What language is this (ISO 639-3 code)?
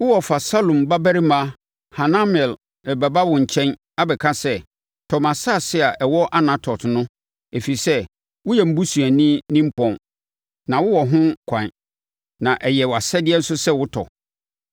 aka